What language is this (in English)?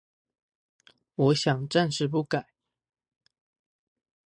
Chinese